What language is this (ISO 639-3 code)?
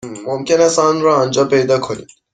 fas